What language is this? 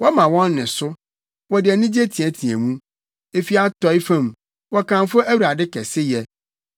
Akan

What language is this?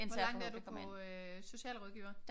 Danish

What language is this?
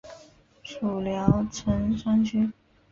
Chinese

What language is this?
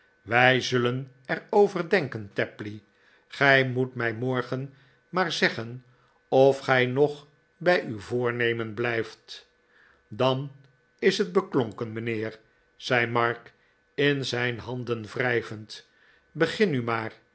Dutch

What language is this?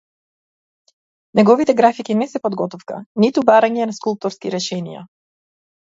Macedonian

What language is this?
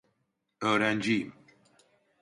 Turkish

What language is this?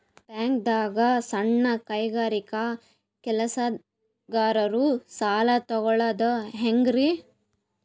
Kannada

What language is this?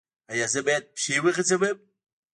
Pashto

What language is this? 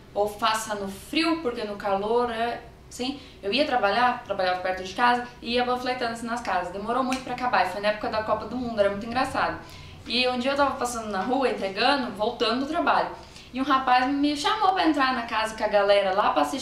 Portuguese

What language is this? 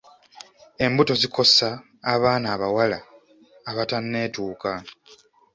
Ganda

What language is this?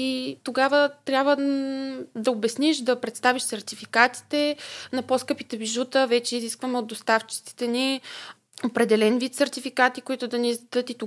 Bulgarian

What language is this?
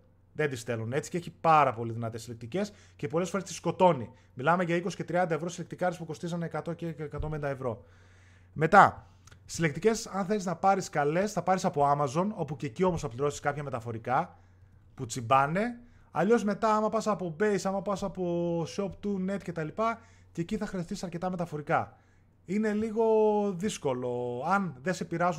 Greek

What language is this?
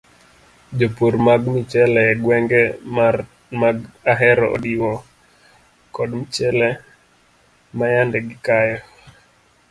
Luo (Kenya and Tanzania)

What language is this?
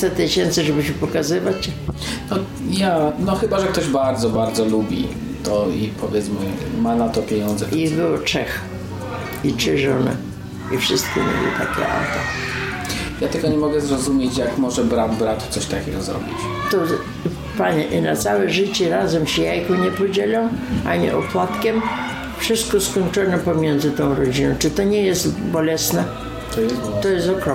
Polish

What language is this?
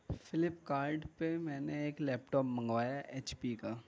Urdu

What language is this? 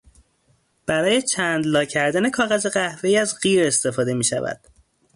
Persian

